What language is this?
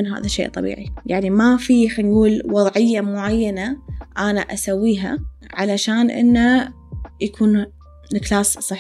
Arabic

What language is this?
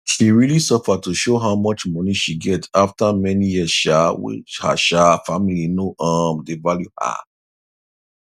Nigerian Pidgin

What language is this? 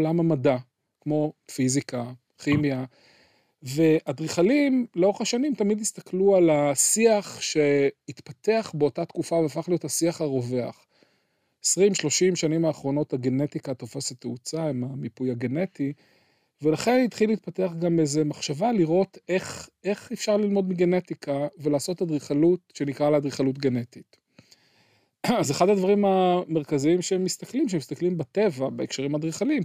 Hebrew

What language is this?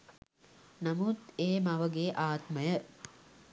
Sinhala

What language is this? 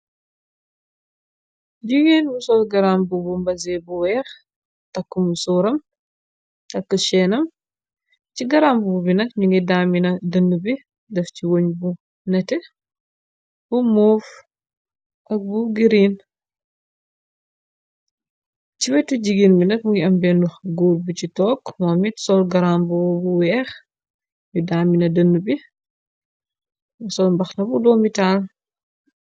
Wolof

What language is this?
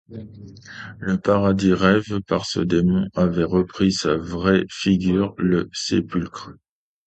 French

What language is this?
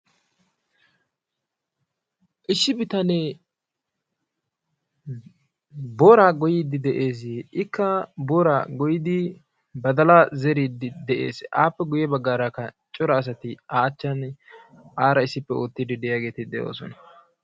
Wolaytta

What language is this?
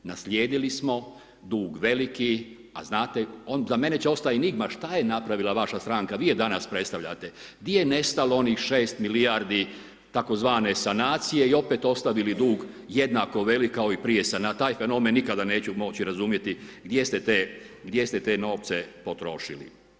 Croatian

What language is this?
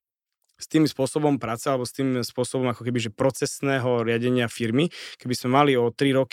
Slovak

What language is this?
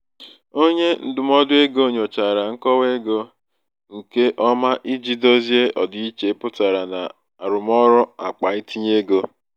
Igbo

